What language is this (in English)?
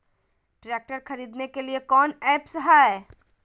Magahi